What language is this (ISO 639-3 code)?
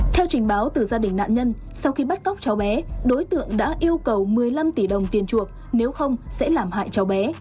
vie